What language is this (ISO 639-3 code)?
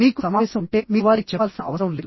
tel